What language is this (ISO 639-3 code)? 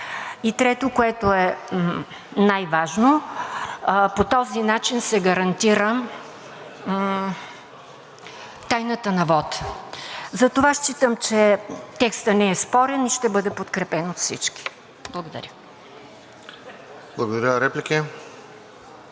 bul